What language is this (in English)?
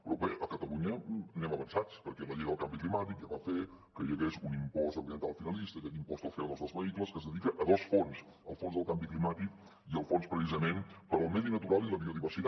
Catalan